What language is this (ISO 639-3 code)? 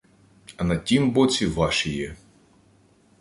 ukr